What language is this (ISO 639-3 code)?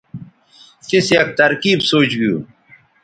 btv